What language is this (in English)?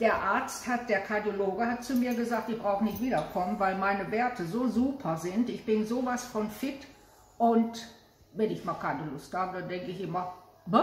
German